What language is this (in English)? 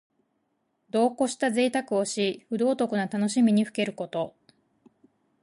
Japanese